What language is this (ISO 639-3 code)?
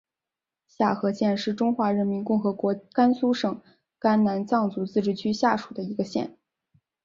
zho